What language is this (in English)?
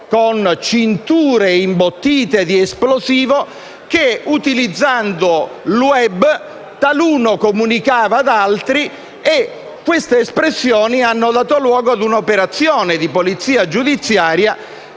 Italian